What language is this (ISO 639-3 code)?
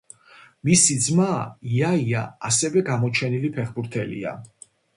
kat